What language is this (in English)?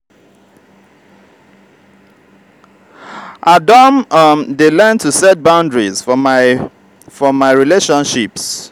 Nigerian Pidgin